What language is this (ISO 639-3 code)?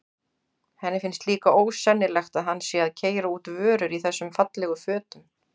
isl